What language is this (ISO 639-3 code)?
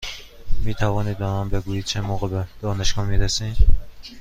fas